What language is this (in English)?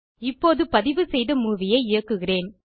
Tamil